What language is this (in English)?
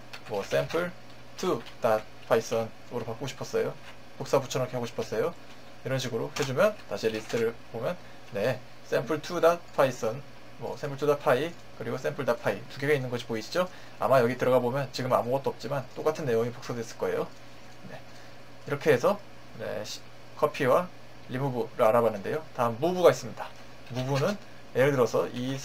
Korean